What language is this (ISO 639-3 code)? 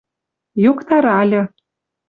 mrj